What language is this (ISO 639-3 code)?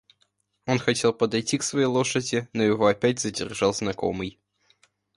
rus